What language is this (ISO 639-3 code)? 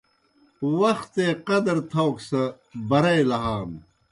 plk